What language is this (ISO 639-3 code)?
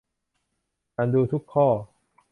tha